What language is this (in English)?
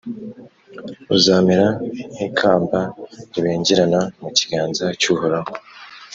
Kinyarwanda